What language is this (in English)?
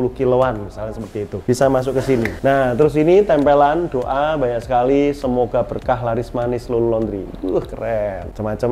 Indonesian